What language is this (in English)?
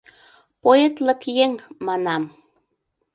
Mari